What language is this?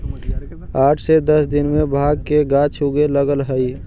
Magahi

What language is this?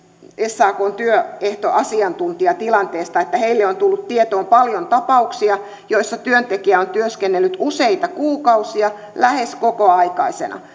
Finnish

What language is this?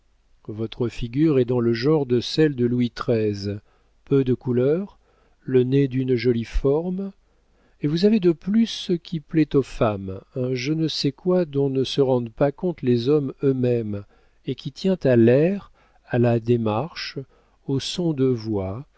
French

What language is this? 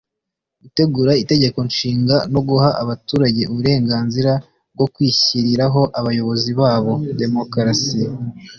Kinyarwanda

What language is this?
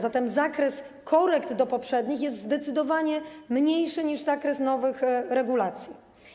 Polish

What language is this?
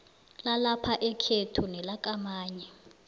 South Ndebele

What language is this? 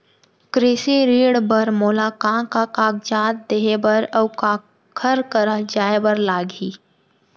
Chhattisgarhi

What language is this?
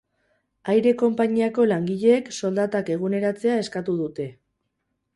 Basque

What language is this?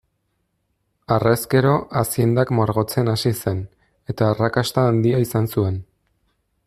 Basque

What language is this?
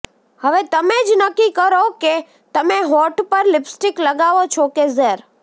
Gujarati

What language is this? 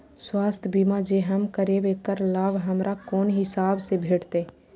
Maithili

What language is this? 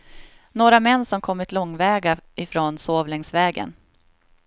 Swedish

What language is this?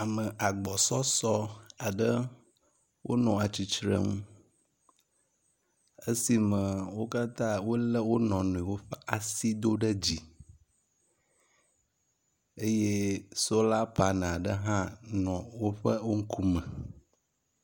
Ewe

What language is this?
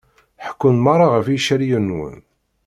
Kabyle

